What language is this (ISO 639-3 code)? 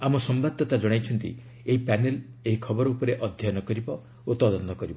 ori